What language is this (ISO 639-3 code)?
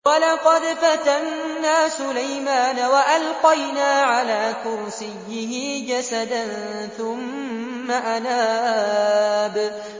ara